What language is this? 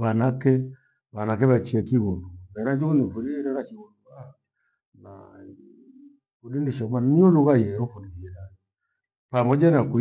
Gweno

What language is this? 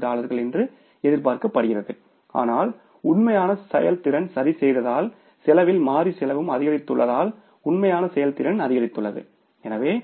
Tamil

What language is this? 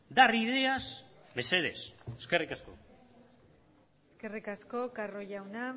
Basque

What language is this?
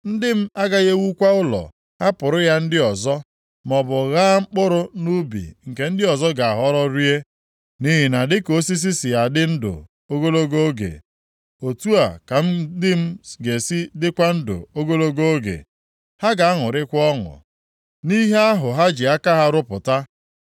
Igbo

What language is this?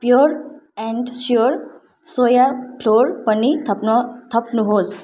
Nepali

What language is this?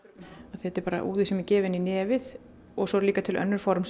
Icelandic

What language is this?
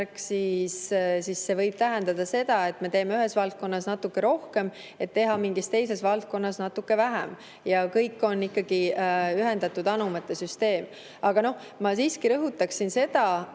Estonian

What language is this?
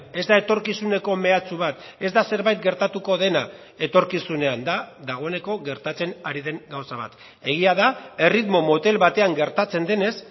Basque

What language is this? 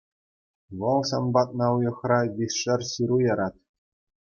Chuvash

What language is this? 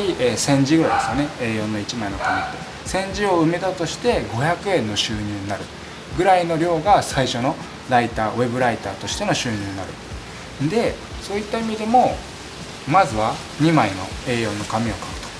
Japanese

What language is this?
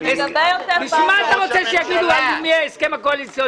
Hebrew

